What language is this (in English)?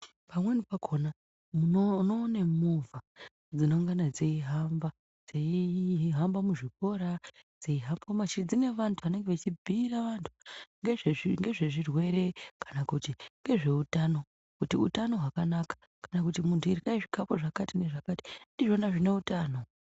Ndau